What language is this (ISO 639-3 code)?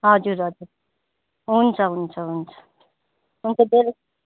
nep